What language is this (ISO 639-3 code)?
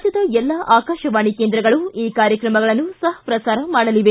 kan